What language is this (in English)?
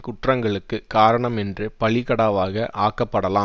Tamil